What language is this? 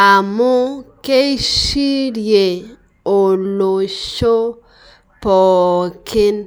Masai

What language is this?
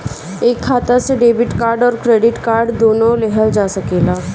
Bhojpuri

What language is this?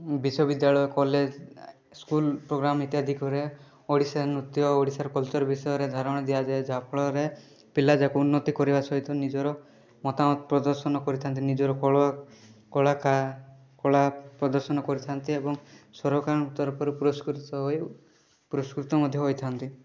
Odia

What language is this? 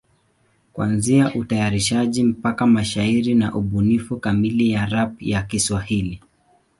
Swahili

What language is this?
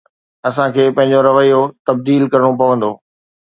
Sindhi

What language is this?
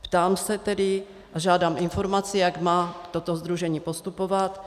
Czech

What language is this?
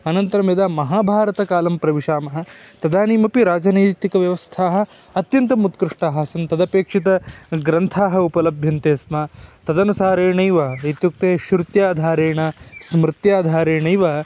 Sanskrit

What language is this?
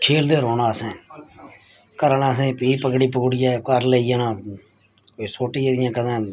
Dogri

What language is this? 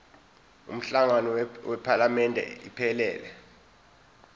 Zulu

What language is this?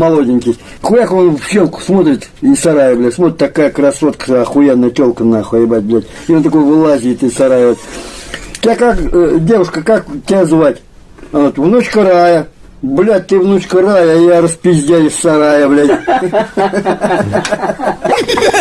Russian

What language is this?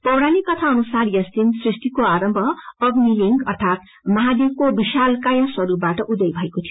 Nepali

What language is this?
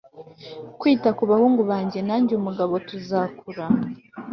Kinyarwanda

